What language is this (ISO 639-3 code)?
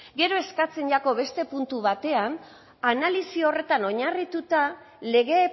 eus